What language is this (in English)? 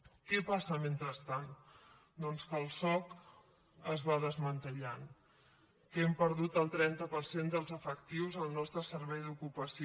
Catalan